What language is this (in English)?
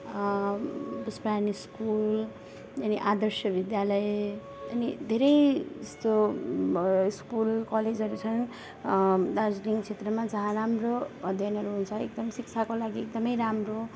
Nepali